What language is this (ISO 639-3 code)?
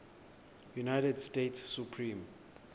xho